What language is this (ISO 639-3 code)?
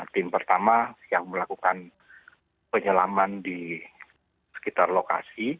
ind